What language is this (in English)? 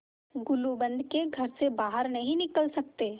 Hindi